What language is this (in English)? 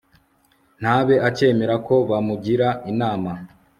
Kinyarwanda